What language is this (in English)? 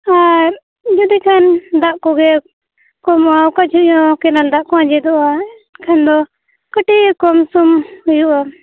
Santali